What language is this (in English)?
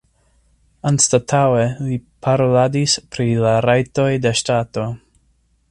Esperanto